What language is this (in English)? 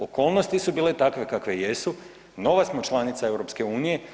Croatian